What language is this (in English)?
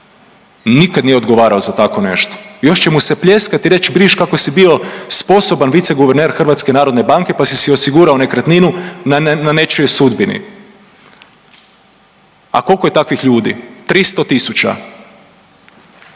Croatian